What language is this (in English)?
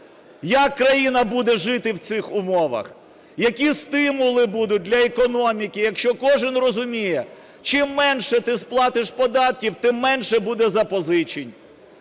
Ukrainian